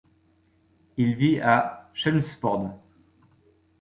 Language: French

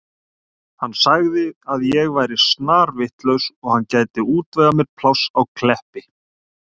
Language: Icelandic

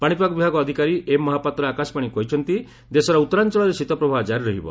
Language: Odia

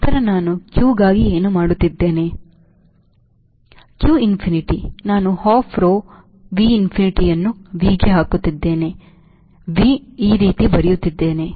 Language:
Kannada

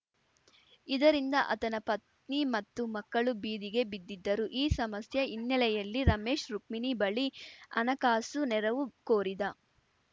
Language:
Kannada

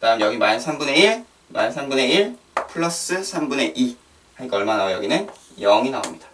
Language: Korean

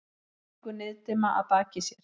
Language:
Icelandic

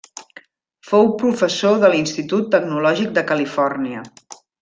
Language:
Catalan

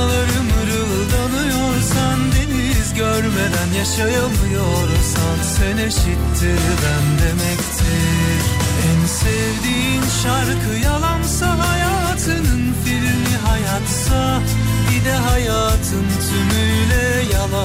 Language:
Turkish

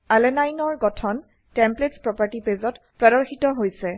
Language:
Assamese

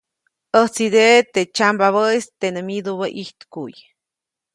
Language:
Copainalá Zoque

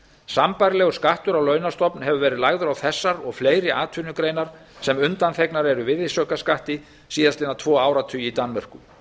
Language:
Icelandic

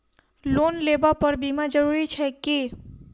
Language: Maithili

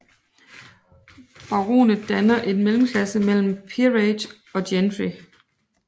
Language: Danish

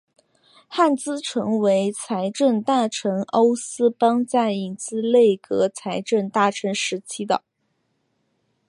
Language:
Chinese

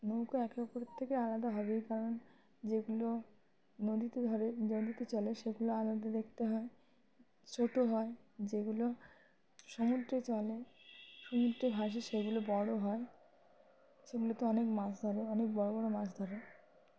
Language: Bangla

